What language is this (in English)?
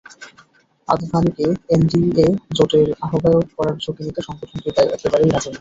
Bangla